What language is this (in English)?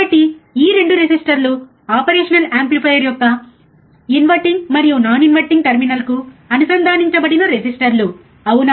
Telugu